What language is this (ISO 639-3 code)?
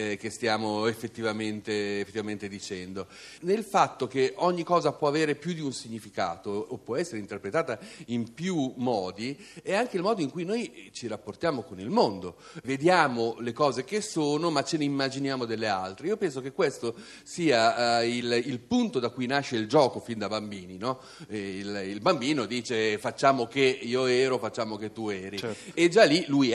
ita